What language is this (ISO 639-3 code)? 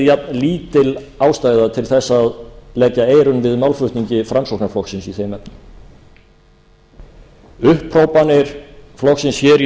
isl